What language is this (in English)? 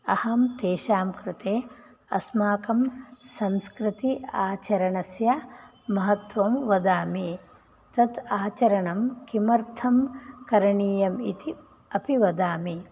Sanskrit